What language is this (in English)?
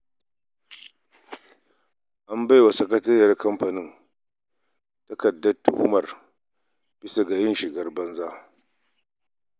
Hausa